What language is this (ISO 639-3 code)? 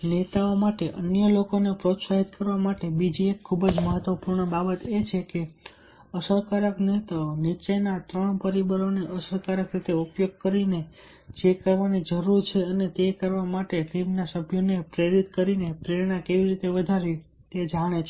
guj